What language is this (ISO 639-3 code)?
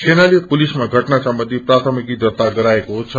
nep